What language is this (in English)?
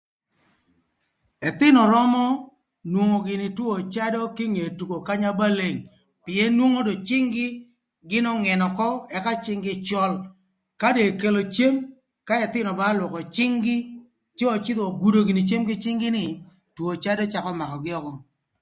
Thur